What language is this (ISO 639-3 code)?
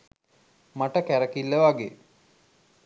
sin